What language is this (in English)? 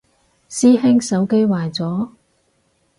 Cantonese